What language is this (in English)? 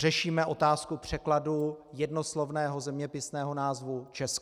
Czech